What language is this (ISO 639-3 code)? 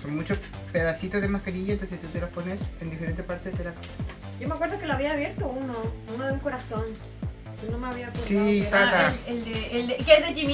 spa